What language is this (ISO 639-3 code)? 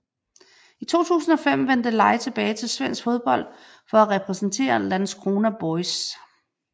dan